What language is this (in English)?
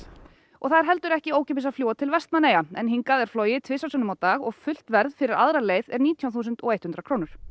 Icelandic